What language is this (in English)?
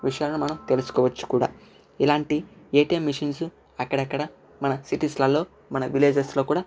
Telugu